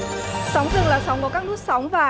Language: Vietnamese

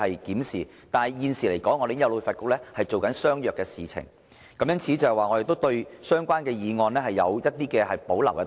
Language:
Cantonese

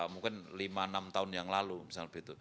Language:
Indonesian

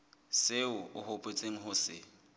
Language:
Southern Sotho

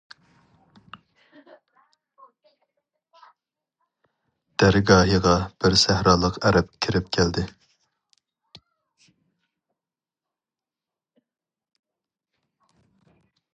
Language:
Uyghur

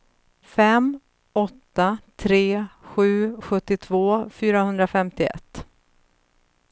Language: Swedish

